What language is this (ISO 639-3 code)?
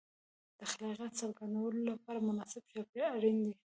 pus